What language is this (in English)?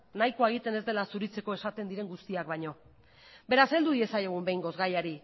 Basque